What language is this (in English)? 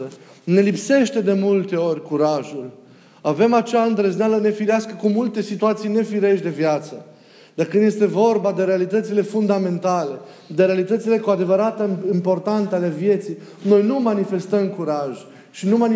Romanian